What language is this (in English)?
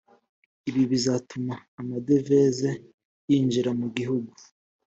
Kinyarwanda